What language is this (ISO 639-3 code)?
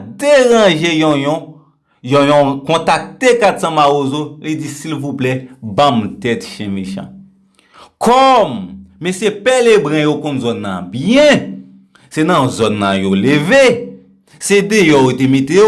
fra